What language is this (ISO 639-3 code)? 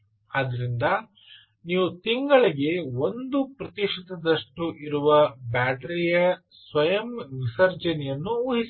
kan